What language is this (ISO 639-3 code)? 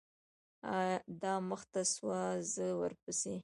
pus